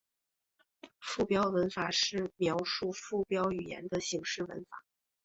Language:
Chinese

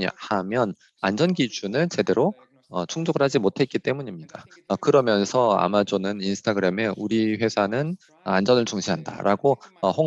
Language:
Korean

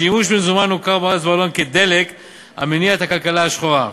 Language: Hebrew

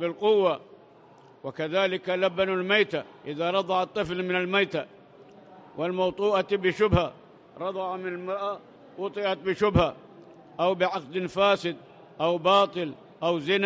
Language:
Arabic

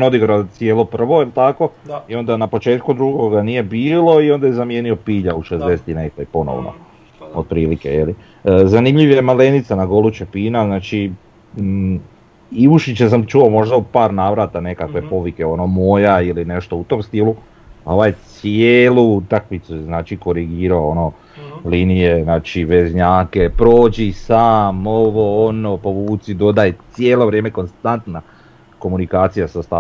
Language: Croatian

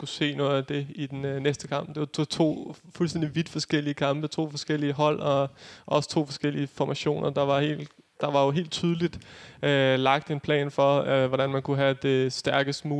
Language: Danish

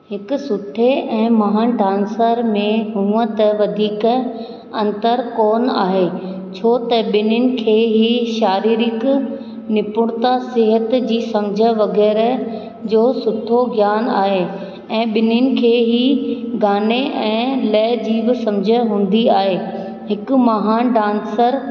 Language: Sindhi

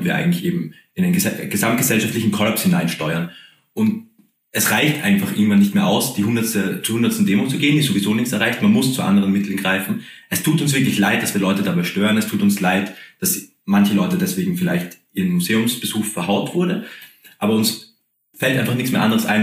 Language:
German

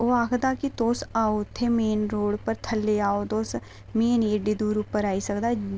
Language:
Dogri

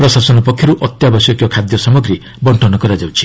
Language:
Odia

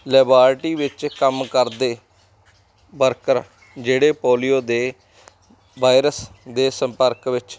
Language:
Punjabi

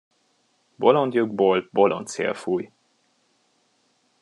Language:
Hungarian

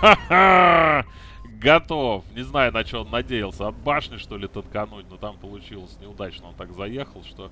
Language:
Russian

